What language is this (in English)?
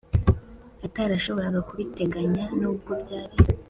Kinyarwanda